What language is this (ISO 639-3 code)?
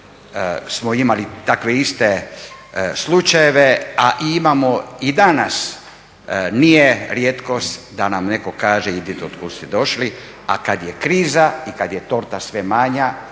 hrv